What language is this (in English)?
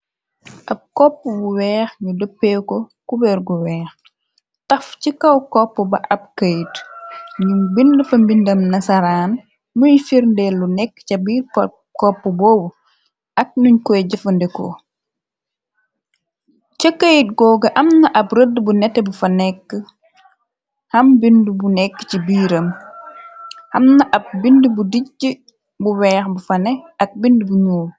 Wolof